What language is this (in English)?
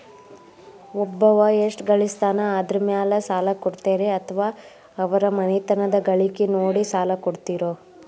Kannada